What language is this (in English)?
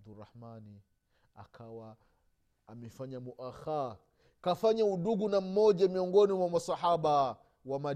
Swahili